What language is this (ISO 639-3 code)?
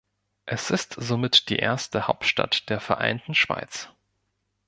deu